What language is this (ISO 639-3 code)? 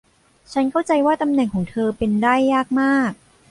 tha